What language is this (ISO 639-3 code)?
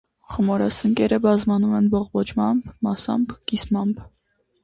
hye